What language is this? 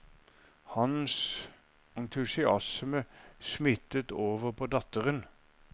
Norwegian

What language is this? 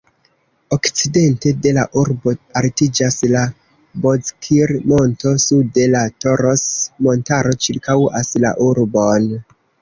Esperanto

